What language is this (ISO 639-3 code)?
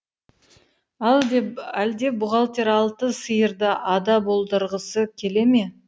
kaz